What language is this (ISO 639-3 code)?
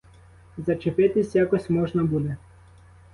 ukr